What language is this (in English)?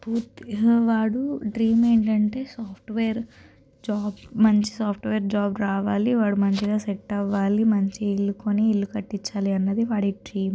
Telugu